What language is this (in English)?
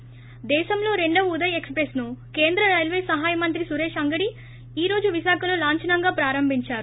Telugu